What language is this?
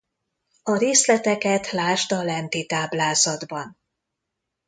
Hungarian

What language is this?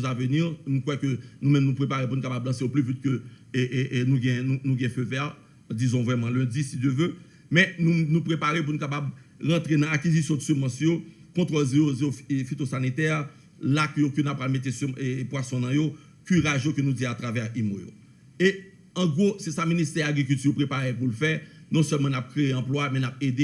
French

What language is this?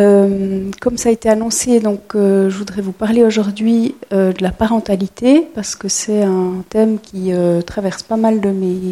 French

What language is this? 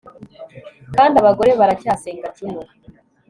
Kinyarwanda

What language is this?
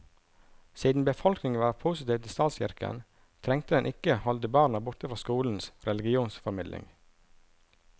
Norwegian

